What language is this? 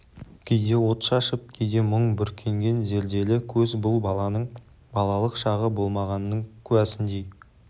Kazakh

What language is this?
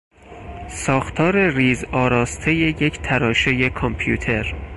Persian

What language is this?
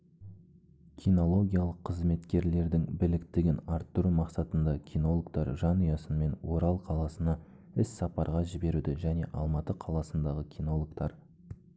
Kazakh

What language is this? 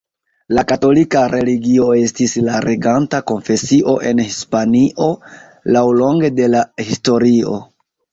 Esperanto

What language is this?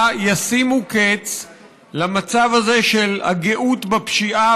Hebrew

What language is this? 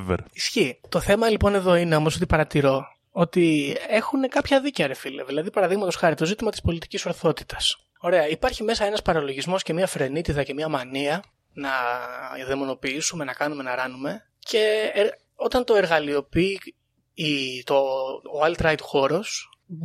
Greek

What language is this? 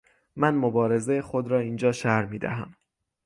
Persian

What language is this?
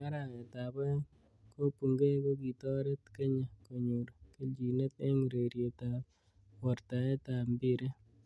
Kalenjin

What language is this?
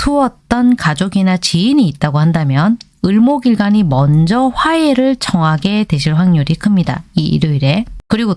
Korean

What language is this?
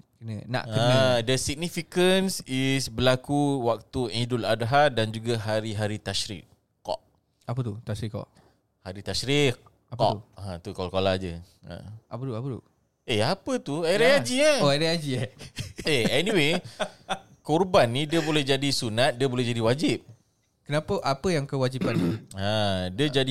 Malay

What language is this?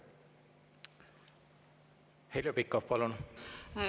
Estonian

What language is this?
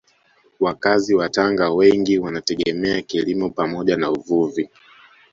Swahili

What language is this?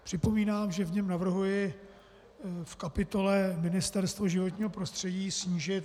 Czech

